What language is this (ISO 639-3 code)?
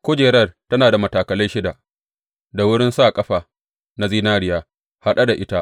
hau